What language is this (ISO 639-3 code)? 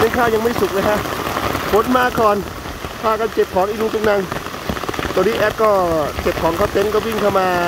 tha